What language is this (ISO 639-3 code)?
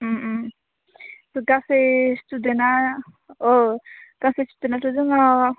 brx